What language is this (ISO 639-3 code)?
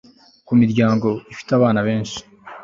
kin